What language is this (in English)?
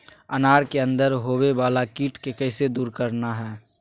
Magahi